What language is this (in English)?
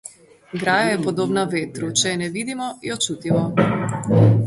Slovenian